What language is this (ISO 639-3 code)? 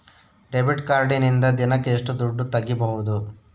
kan